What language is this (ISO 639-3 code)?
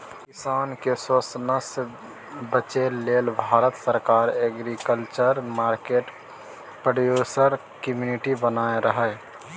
mai